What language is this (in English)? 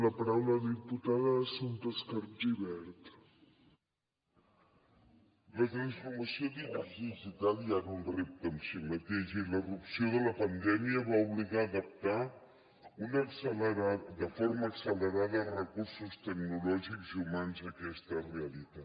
Catalan